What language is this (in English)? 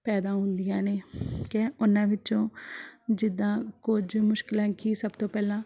Punjabi